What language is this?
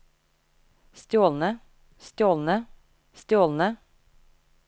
Norwegian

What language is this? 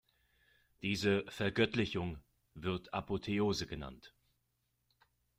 German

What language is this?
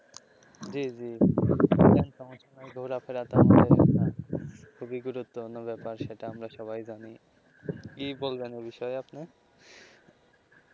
Bangla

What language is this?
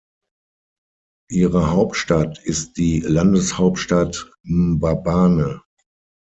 German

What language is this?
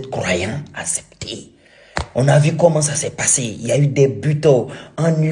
French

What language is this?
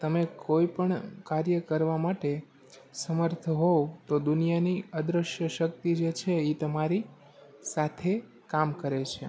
Gujarati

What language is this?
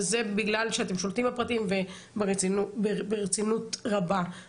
Hebrew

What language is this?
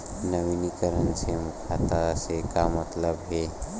Chhattisgarhi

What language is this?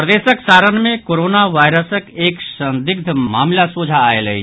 Maithili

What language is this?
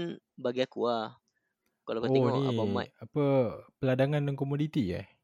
Malay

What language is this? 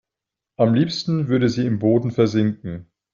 German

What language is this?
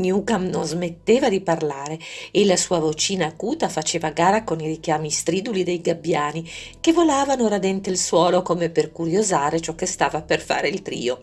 Italian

